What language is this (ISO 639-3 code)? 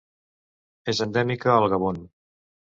cat